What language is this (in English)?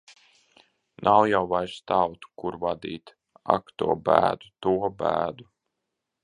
Latvian